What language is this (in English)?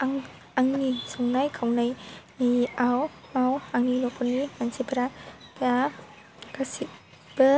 Bodo